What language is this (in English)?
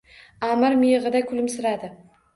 Uzbek